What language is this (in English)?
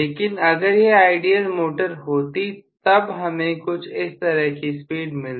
Hindi